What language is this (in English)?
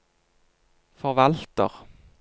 Norwegian